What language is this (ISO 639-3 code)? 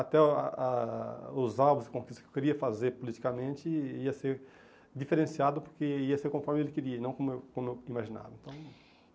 por